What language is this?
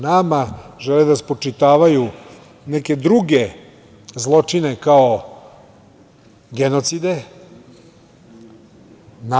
Serbian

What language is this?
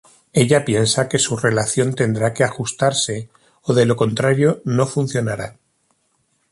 Spanish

